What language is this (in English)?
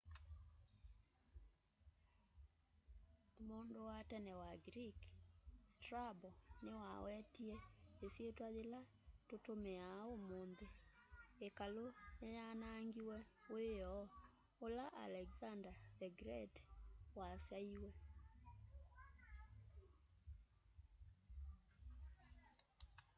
Kamba